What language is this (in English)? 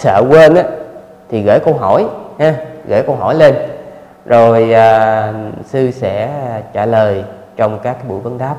Vietnamese